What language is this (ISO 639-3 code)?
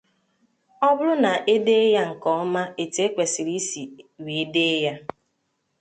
ibo